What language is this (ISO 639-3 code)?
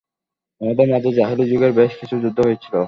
ben